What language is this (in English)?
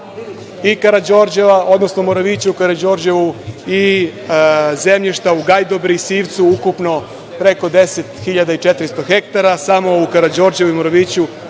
Serbian